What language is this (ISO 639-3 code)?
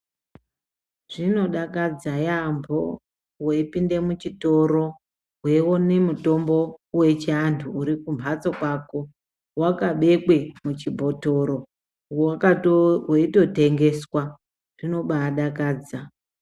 ndc